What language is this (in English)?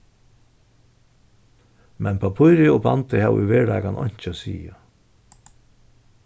Faroese